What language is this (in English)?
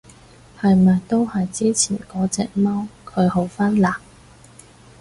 Cantonese